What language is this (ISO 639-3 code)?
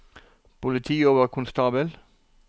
nor